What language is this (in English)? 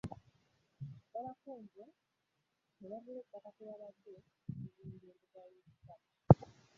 Ganda